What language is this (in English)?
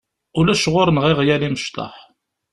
Kabyle